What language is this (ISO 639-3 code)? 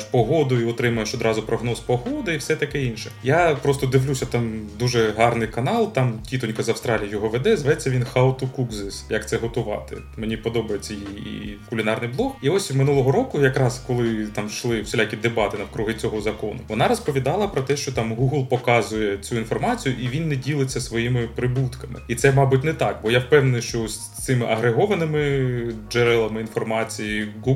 ukr